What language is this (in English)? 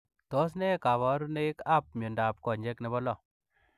Kalenjin